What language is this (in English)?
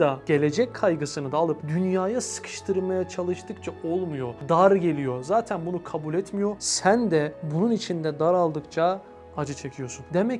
Turkish